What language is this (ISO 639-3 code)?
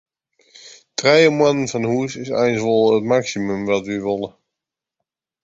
fry